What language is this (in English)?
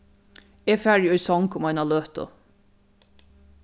Faroese